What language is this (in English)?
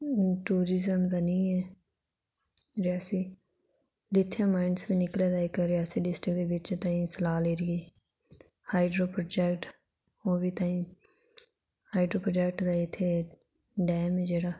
Dogri